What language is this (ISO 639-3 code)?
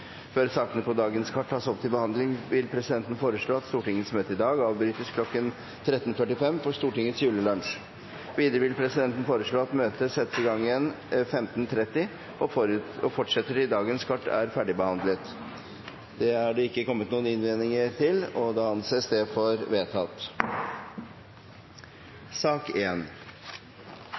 nob